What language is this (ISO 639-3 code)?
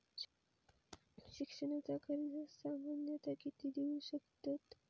mar